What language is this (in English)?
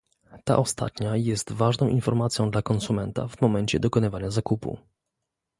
Polish